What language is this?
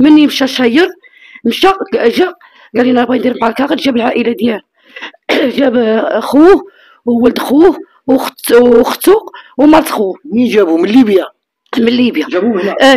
Arabic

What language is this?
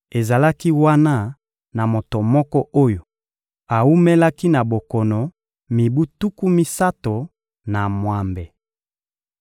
Lingala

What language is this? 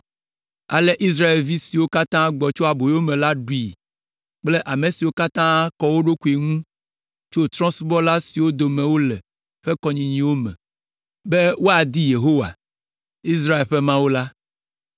Ewe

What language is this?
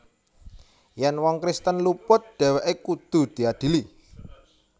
Javanese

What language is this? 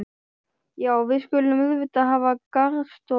Icelandic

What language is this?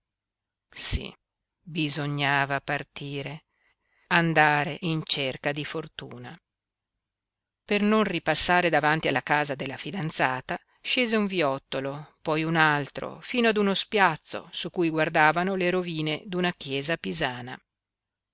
Italian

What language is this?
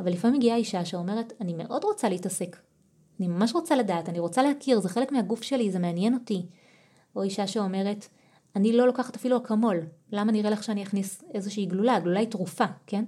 Hebrew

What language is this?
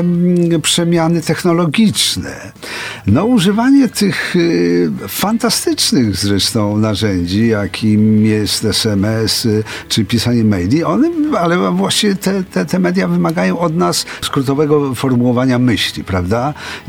Polish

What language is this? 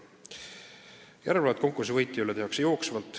Estonian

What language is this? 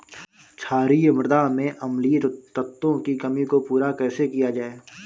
Hindi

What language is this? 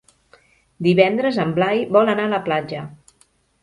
Catalan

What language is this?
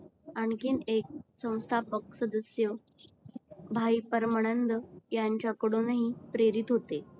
Marathi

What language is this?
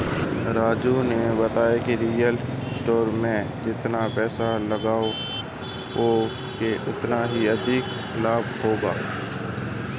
Hindi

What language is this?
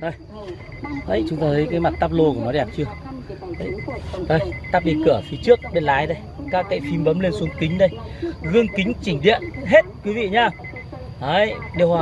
Vietnamese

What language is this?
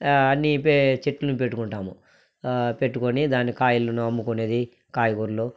Telugu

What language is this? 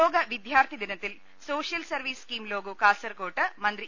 Malayalam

